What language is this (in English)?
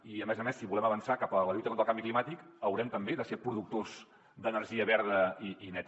Catalan